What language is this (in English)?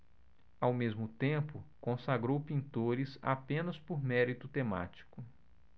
Portuguese